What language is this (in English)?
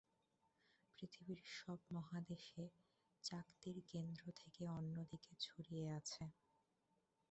Bangla